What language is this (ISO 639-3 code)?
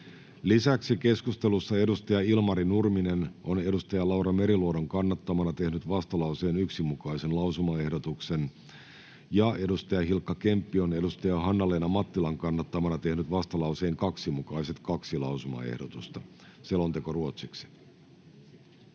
fin